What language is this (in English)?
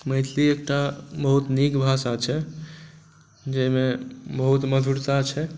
Maithili